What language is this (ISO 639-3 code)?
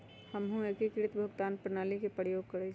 mag